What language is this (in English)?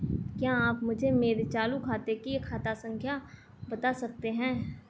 Hindi